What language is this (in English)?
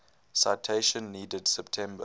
English